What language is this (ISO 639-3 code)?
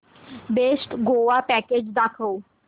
mar